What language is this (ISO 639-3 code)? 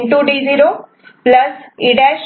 mar